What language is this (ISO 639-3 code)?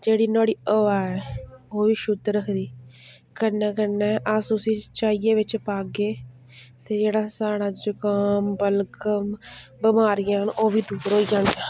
doi